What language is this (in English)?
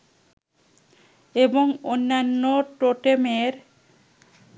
Bangla